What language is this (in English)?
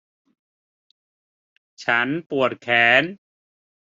Thai